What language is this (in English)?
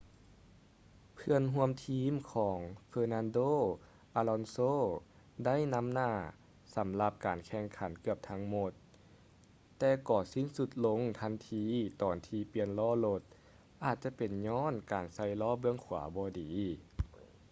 Lao